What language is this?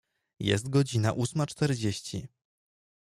Polish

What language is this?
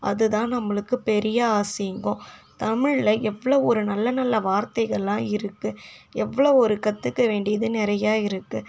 Tamil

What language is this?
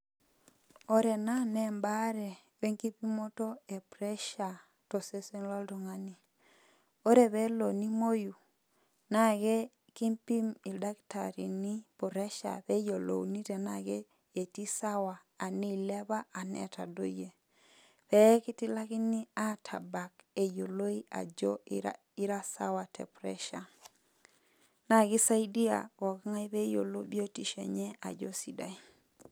Masai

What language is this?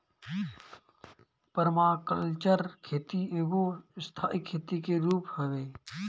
Bhojpuri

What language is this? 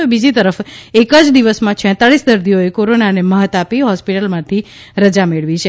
Gujarati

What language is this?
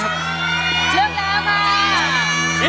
Thai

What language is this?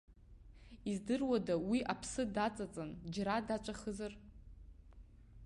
Abkhazian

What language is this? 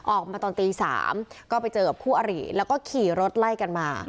Thai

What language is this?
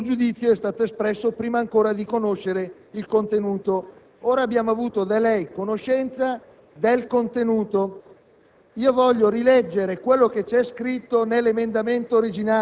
Italian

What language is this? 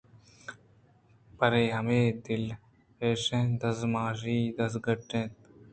Eastern Balochi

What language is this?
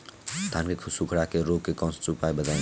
Bhojpuri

